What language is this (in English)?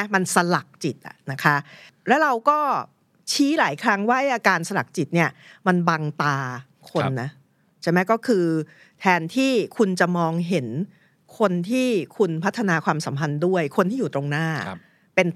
Thai